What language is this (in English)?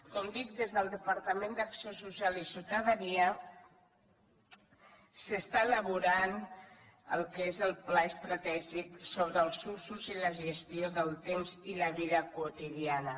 Catalan